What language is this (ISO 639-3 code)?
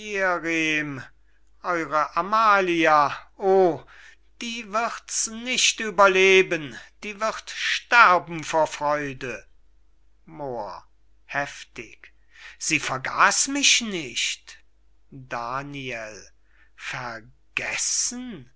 deu